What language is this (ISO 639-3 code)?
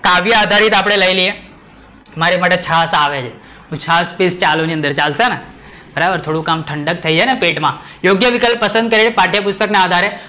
guj